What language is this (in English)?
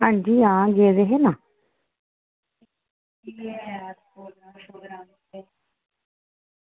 Dogri